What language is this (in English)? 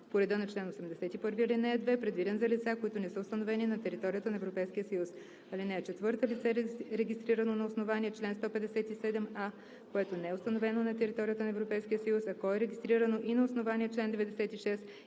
Bulgarian